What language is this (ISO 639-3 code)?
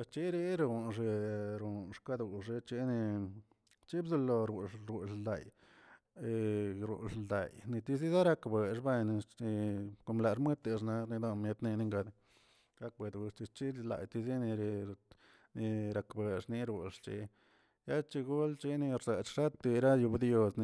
zts